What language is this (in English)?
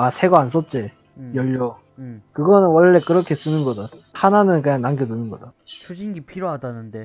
Korean